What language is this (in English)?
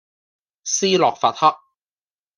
Cantonese